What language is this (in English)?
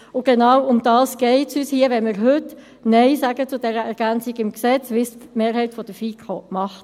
Swiss German